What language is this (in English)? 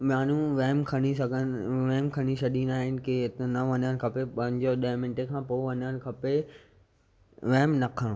Sindhi